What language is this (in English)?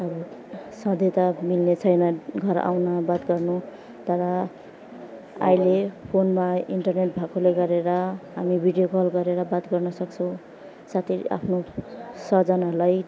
Nepali